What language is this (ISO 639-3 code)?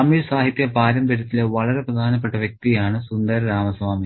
mal